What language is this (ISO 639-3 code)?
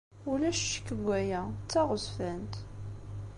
kab